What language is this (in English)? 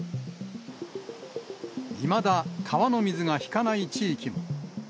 Japanese